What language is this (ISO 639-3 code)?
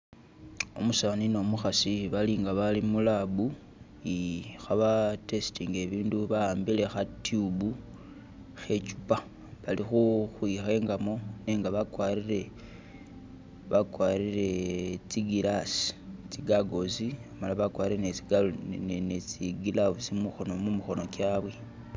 myx